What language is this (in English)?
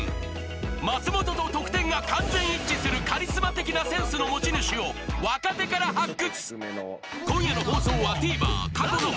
Japanese